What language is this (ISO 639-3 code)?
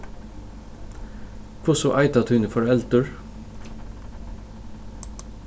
fao